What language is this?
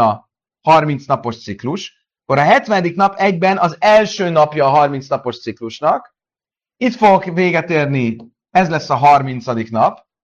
Hungarian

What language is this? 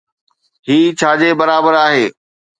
Sindhi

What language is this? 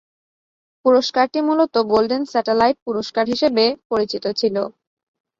Bangla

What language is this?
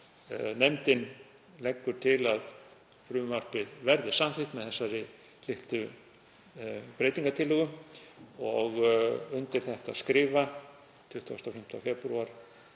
Icelandic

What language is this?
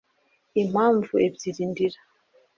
Kinyarwanda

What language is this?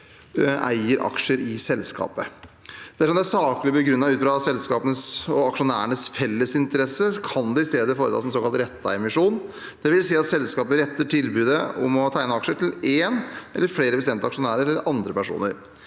Norwegian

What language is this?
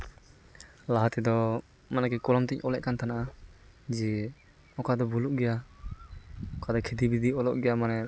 Santali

